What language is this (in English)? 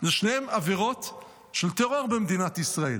Hebrew